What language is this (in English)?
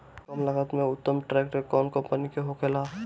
Bhojpuri